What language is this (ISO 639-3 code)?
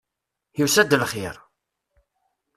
kab